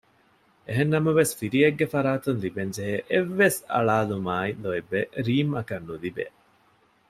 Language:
Divehi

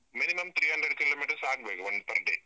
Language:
Kannada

